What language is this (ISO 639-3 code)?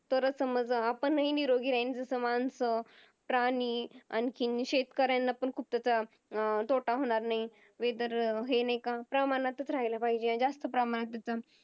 mar